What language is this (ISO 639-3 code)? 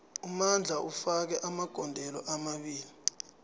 nbl